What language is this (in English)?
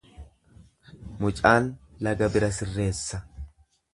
Oromo